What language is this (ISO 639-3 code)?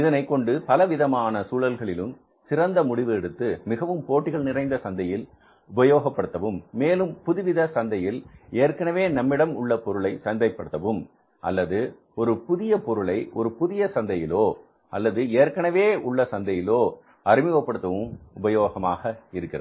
tam